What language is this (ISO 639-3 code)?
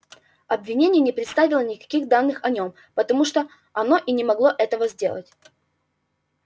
rus